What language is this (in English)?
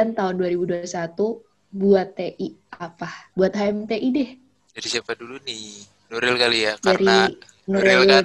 Indonesian